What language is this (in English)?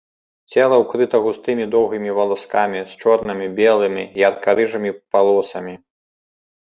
Belarusian